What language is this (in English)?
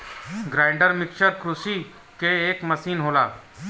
Bhojpuri